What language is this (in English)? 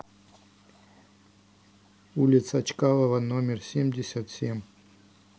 Russian